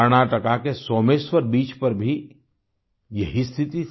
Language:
Hindi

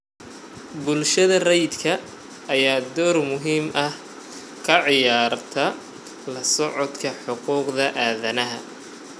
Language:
Somali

